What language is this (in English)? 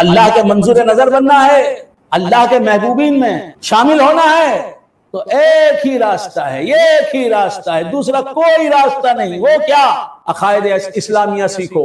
Hindi